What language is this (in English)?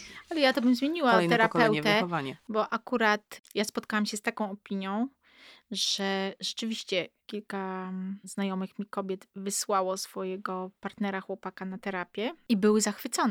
Polish